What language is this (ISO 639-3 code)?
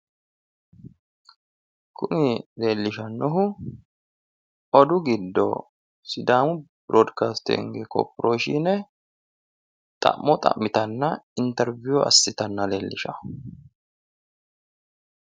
sid